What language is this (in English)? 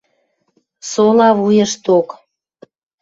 Western Mari